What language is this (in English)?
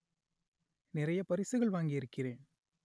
Tamil